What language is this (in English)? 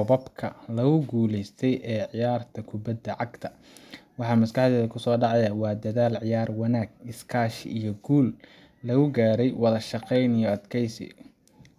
Somali